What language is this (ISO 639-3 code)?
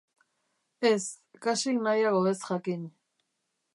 eus